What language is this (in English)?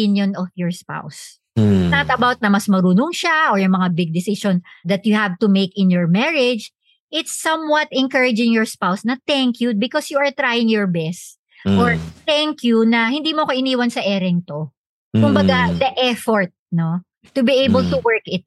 Filipino